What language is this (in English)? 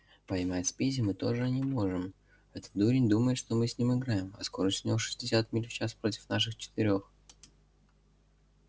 Russian